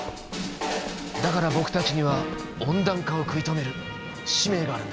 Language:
Japanese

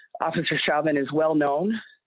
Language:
English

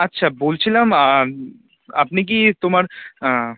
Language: Bangla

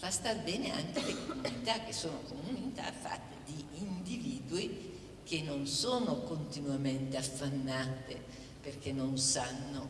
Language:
Italian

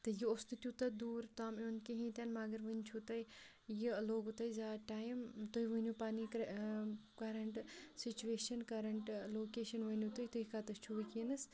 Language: Kashmiri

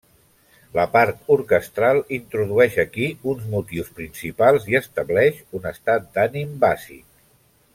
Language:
Catalan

